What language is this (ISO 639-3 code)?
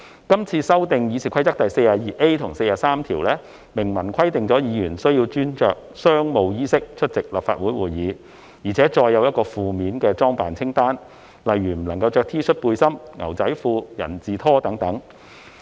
yue